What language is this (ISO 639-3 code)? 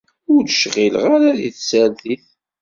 kab